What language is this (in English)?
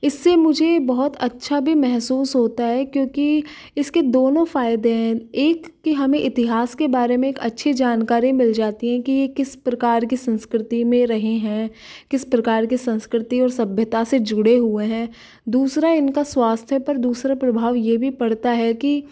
Hindi